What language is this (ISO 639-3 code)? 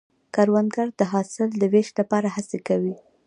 pus